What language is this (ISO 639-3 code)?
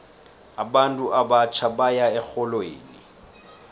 nbl